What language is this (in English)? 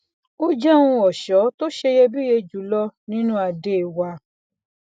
Yoruba